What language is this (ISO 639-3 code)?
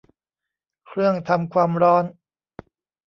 tha